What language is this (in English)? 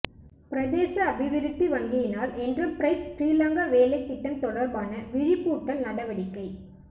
Tamil